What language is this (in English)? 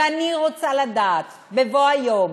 Hebrew